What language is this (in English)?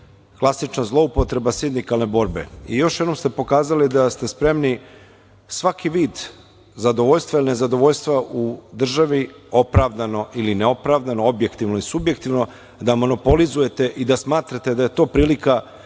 Serbian